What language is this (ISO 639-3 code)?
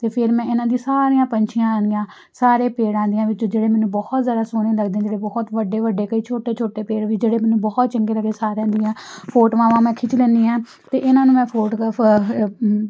pan